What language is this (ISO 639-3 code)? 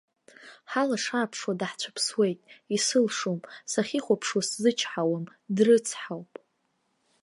abk